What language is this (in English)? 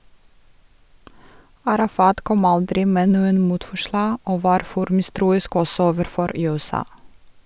Norwegian